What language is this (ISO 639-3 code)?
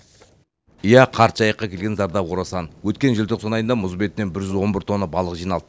kaz